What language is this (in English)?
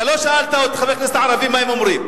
Hebrew